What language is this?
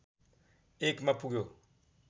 Nepali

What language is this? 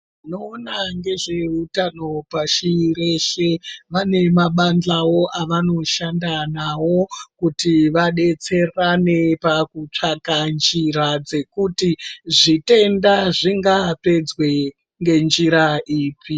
Ndau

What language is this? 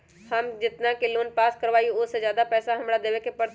Magahi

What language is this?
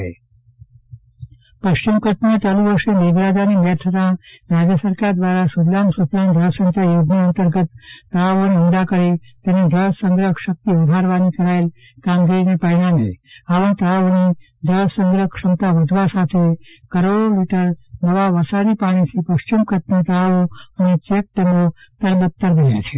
Gujarati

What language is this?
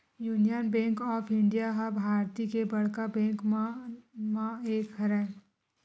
Chhattisgarhi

